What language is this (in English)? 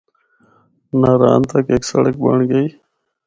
Northern Hindko